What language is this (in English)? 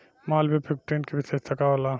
Bhojpuri